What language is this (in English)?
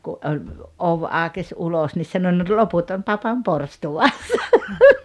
Finnish